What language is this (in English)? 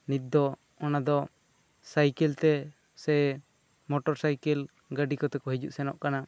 Santali